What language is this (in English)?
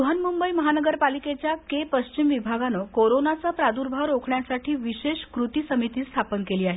Marathi